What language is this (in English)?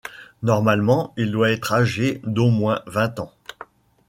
French